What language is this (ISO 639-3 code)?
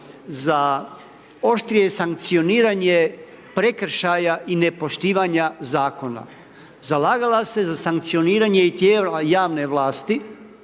hrv